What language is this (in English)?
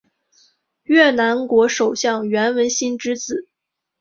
Chinese